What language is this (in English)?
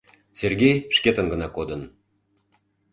Mari